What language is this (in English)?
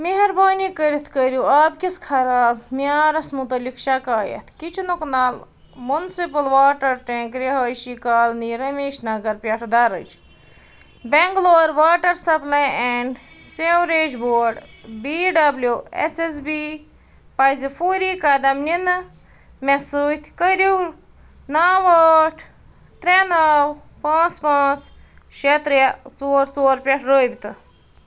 Kashmiri